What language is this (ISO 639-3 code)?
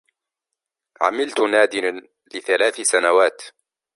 ara